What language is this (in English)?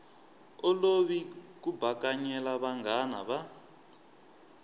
Tsonga